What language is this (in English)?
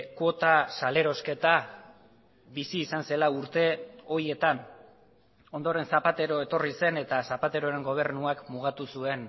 Basque